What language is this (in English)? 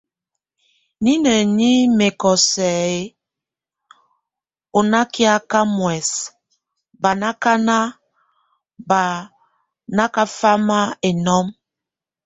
Tunen